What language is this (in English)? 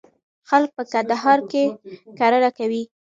Pashto